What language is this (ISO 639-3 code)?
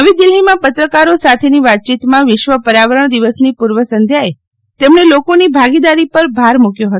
guj